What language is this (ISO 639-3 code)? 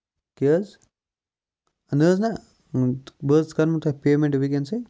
kas